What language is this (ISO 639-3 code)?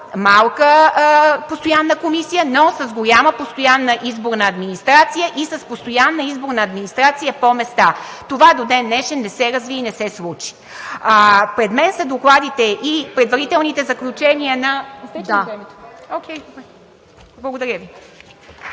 bul